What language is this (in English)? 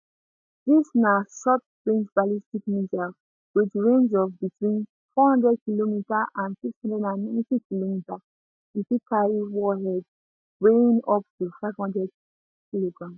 Nigerian Pidgin